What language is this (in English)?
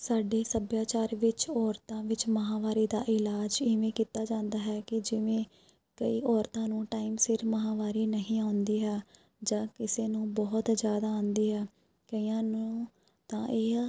Punjabi